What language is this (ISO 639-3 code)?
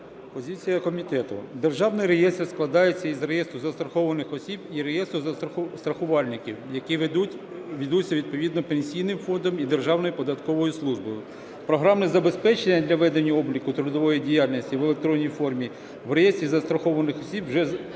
ukr